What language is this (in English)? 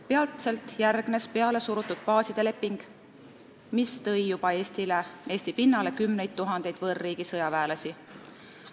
Estonian